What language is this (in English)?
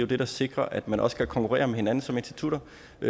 Danish